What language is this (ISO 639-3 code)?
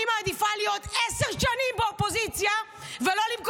heb